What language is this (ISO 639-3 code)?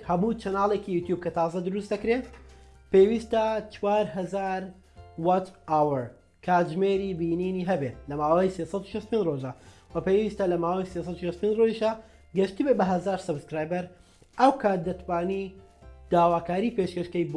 kur